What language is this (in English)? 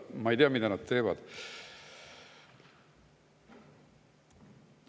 Estonian